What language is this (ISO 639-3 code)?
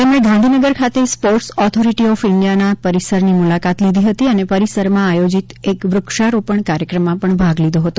guj